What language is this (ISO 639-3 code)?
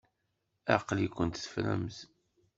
kab